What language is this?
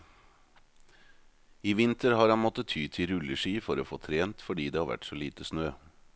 Norwegian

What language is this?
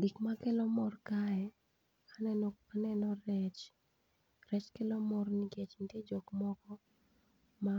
Luo (Kenya and Tanzania)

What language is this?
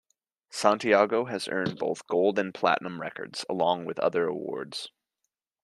English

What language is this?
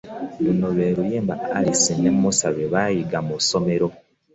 Ganda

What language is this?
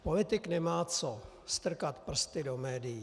Czech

